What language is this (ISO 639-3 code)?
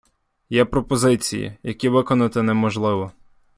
ukr